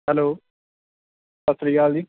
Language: Punjabi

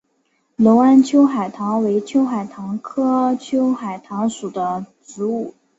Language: Chinese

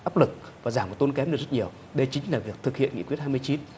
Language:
Vietnamese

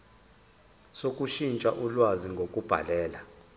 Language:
Zulu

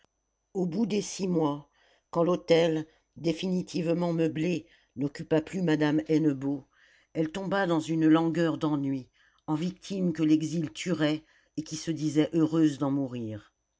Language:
French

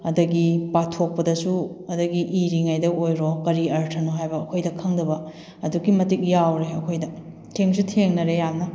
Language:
Manipuri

